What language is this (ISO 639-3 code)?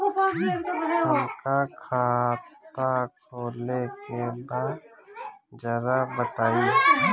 bho